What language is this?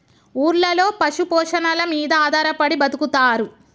Telugu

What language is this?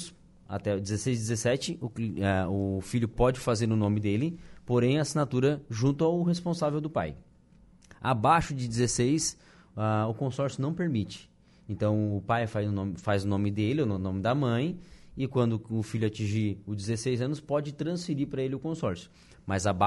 Portuguese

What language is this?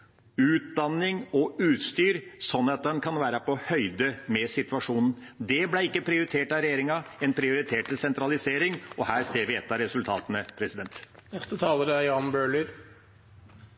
Norwegian Bokmål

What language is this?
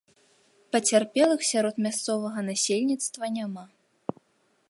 Belarusian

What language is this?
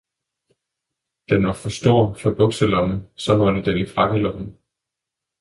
Danish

